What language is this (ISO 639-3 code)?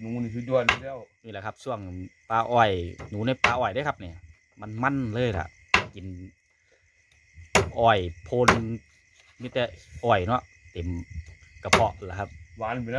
tha